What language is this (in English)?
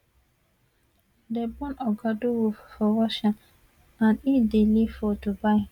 Nigerian Pidgin